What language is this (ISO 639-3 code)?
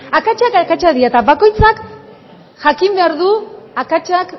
eus